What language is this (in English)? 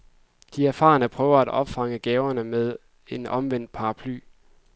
Danish